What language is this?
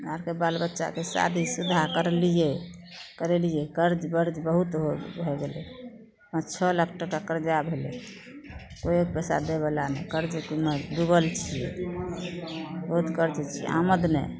Maithili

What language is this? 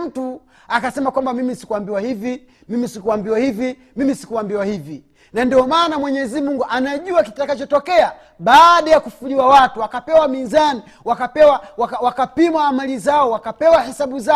Swahili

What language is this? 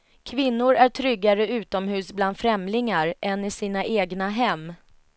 Swedish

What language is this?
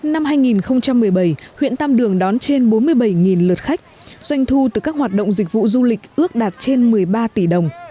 Vietnamese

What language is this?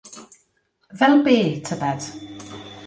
Welsh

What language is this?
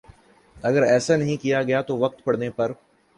Urdu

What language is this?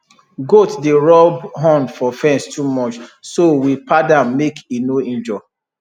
Nigerian Pidgin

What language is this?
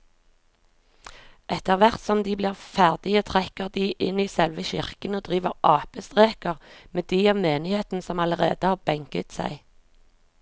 Norwegian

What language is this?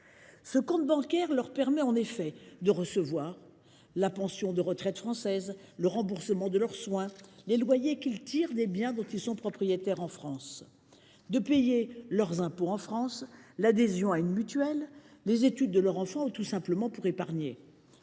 French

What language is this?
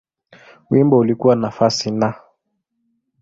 Swahili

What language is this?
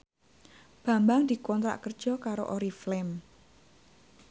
Javanese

